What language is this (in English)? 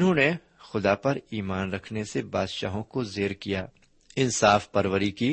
Urdu